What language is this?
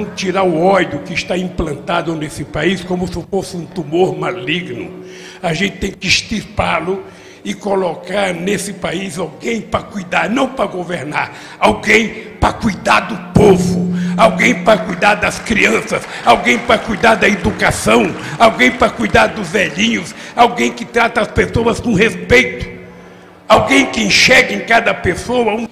Portuguese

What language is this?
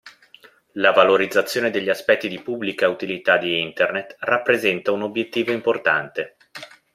Italian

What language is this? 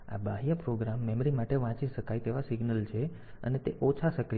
Gujarati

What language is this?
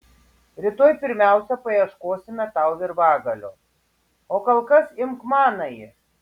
Lithuanian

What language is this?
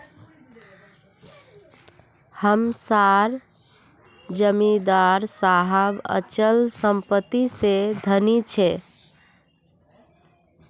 Magahi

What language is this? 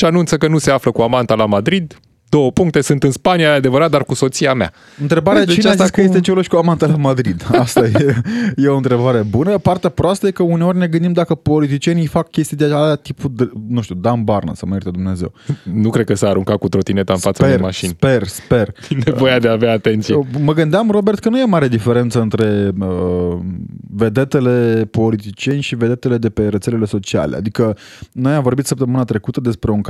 Romanian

